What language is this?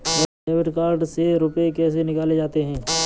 Hindi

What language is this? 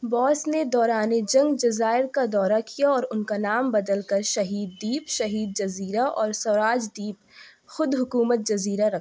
Urdu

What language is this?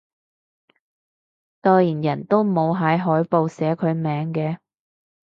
Cantonese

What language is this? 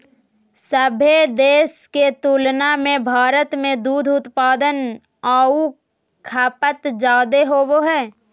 Magahi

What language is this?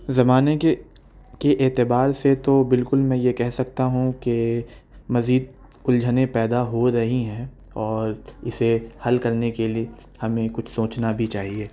Urdu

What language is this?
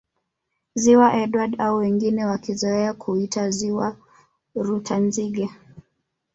Swahili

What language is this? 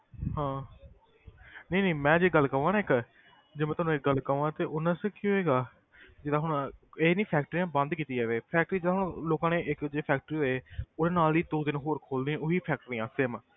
Punjabi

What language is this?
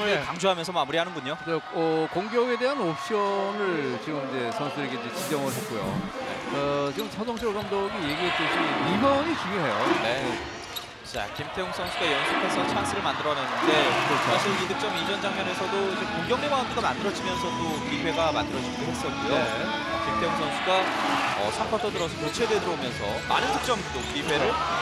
Korean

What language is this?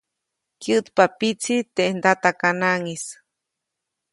Copainalá Zoque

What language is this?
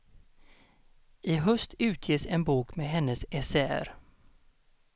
Swedish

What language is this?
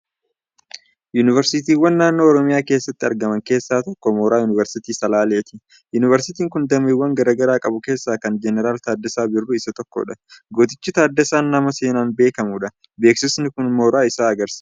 Oromo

